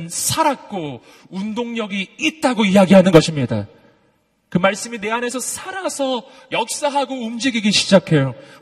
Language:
Korean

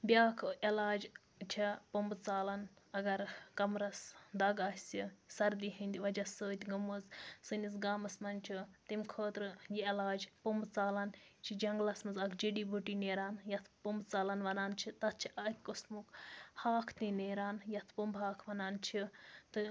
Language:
Kashmiri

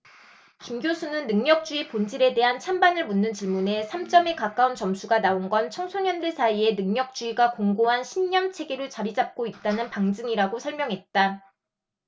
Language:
Korean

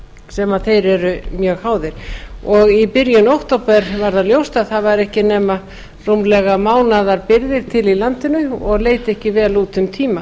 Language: Icelandic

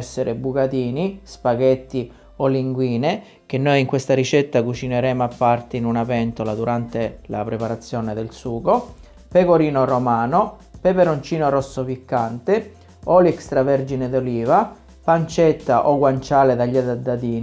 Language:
Italian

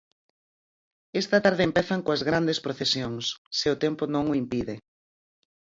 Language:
Galician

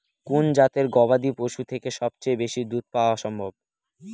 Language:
Bangla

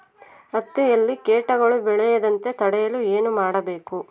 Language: Kannada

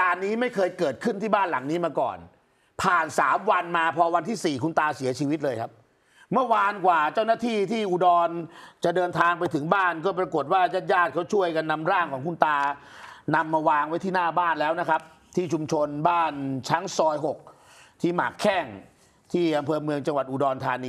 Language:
Thai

